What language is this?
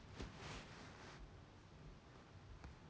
Russian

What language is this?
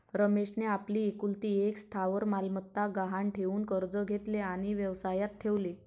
Marathi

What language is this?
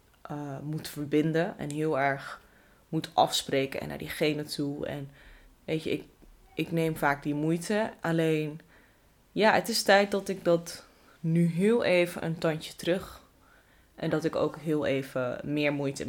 Dutch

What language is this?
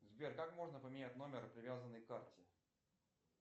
Russian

